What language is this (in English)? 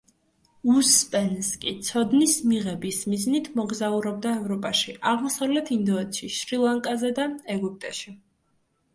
Georgian